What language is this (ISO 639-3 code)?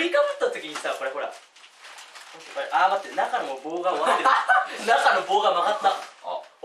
jpn